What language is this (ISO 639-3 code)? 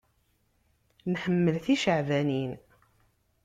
kab